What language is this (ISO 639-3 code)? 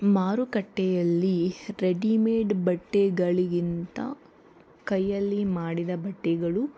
kan